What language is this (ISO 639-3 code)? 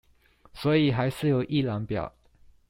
zho